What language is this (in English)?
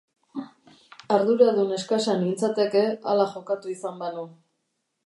Basque